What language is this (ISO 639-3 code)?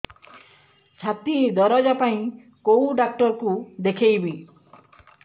ori